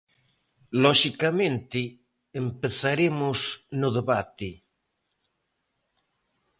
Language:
Galician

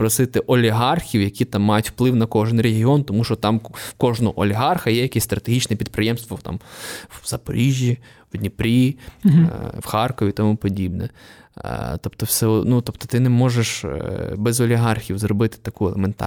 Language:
Ukrainian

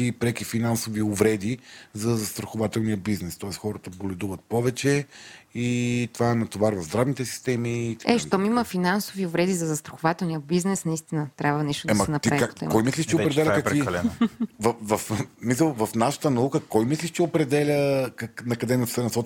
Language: Bulgarian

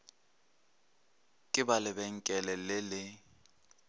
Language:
Northern Sotho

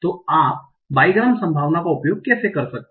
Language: Hindi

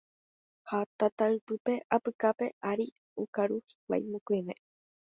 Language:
Guarani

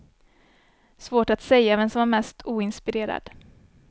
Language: Swedish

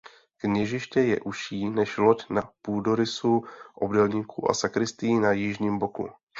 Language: Czech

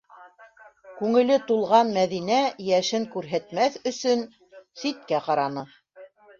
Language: Bashkir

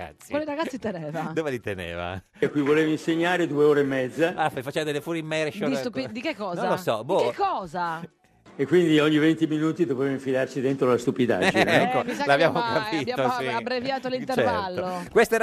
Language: Italian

